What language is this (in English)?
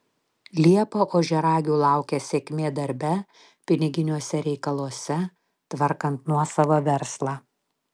Lithuanian